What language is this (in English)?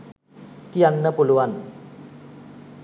Sinhala